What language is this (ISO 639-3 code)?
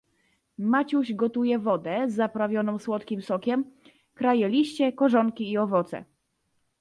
pol